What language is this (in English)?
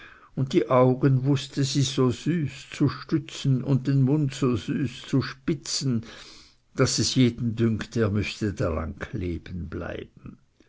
German